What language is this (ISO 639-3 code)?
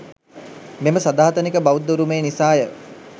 sin